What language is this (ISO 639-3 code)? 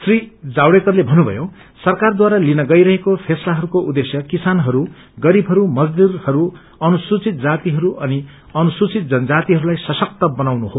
nep